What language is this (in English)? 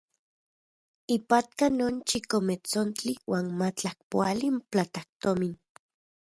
Central Puebla Nahuatl